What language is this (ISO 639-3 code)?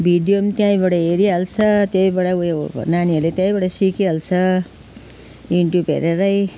nep